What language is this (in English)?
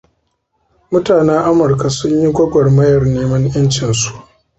Hausa